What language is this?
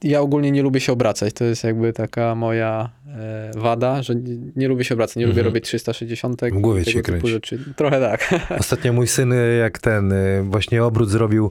Polish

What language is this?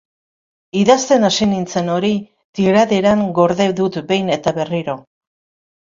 Basque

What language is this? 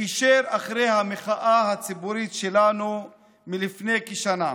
Hebrew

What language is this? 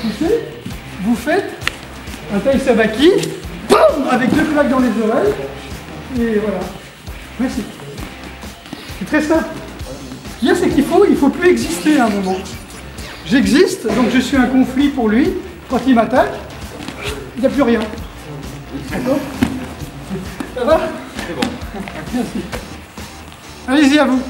French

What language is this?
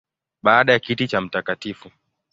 Swahili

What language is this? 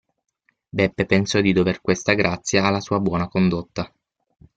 Italian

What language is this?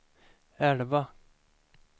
Swedish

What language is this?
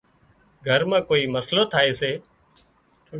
Wadiyara Koli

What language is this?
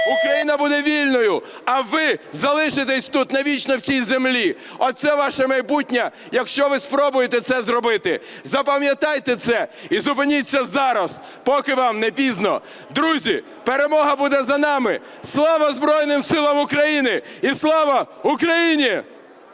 Ukrainian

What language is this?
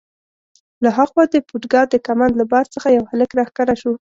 Pashto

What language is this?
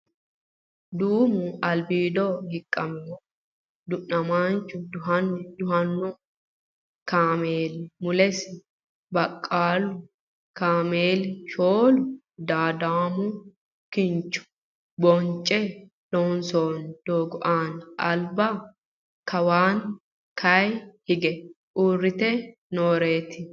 Sidamo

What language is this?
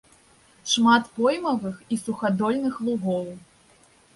Belarusian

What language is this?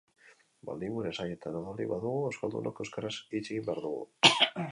Basque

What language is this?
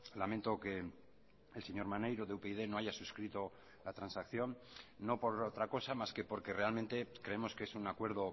Spanish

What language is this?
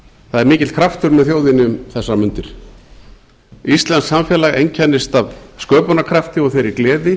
Icelandic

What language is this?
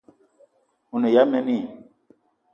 Eton (Cameroon)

